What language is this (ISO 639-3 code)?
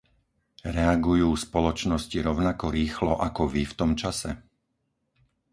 slk